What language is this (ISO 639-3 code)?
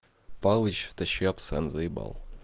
rus